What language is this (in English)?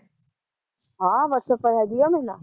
Punjabi